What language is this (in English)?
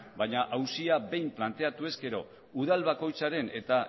Basque